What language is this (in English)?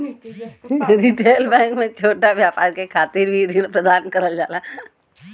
Bhojpuri